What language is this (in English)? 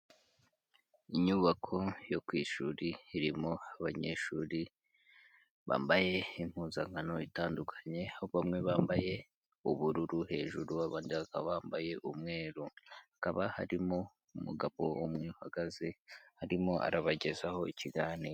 Kinyarwanda